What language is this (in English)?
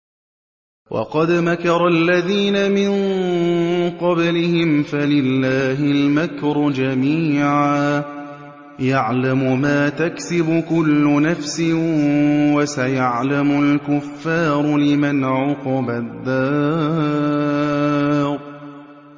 Arabic